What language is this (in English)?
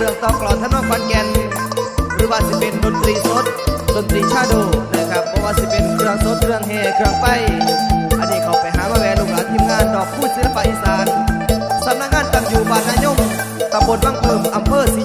Thai